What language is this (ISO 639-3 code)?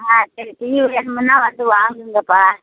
tam